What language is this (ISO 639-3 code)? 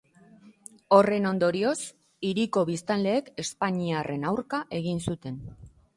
eus